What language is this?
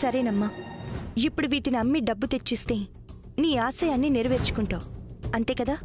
Telugu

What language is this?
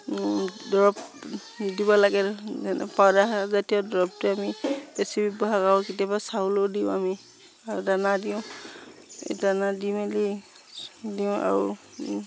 Assamese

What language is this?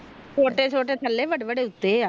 Punjabi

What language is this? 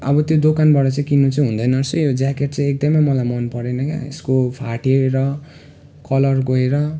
Nepali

